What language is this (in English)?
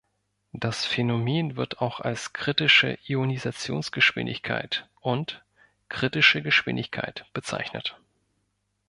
German